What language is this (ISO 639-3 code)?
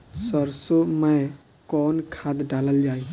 bho